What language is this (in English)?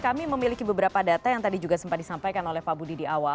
Indonesian